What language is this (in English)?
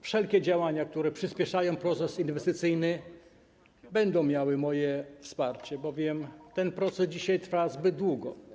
Polish